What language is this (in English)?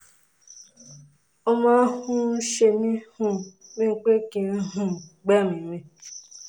Yoruba